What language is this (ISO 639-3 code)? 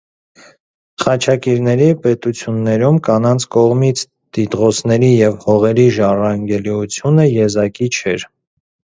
hye